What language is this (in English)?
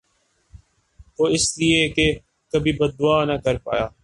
Urdu